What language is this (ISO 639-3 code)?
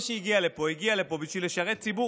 heb